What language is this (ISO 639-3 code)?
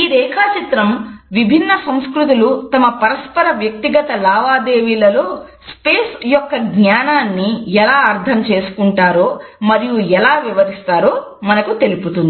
tel